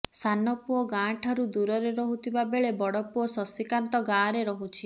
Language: Odia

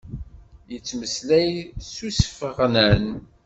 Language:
Kabyle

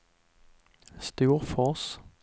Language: Swedish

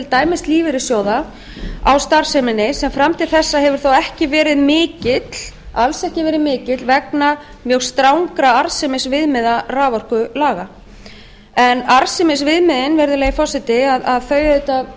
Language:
Icelandic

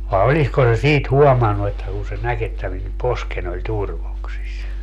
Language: Finnish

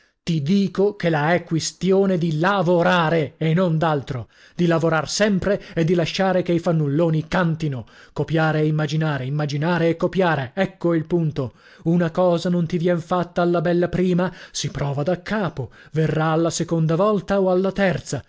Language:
Italian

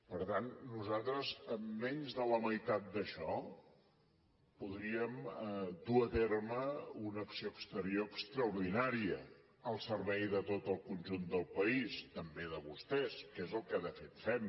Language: Catalan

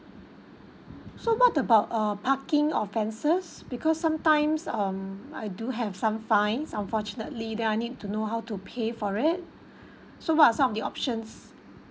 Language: English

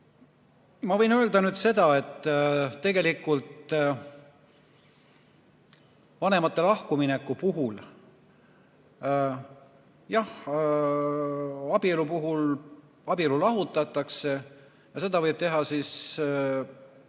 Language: Estonian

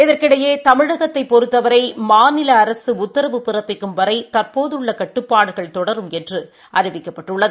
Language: Tamil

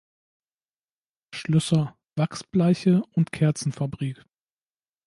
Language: German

